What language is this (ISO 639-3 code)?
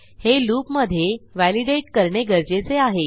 mar